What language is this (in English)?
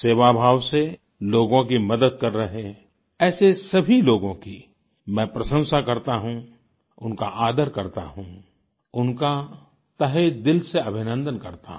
Hindi